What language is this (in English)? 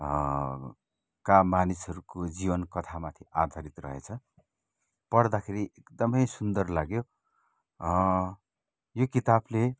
Nepali